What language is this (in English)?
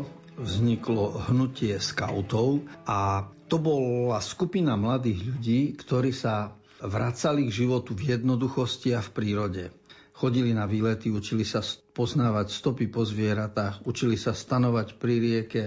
Slovak